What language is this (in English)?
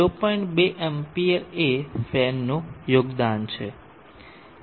Gujarati